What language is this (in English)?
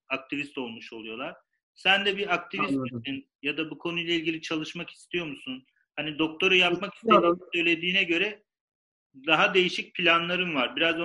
Turkish